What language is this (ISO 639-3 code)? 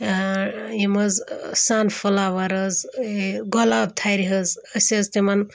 kas